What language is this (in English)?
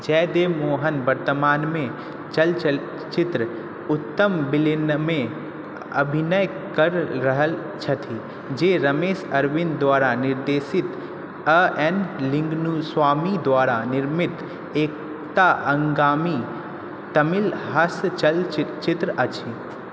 Maithili